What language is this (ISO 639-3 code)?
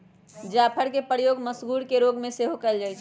mag